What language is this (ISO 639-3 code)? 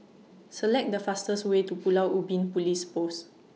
eng